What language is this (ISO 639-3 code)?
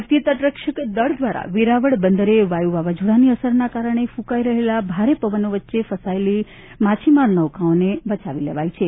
guj